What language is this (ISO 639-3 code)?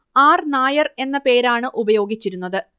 mal